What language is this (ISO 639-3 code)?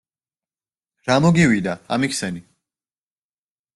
kat